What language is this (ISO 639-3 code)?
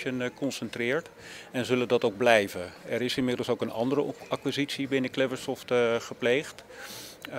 nld